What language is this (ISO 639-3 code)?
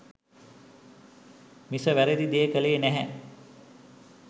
sin